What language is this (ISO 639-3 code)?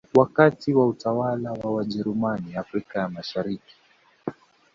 swa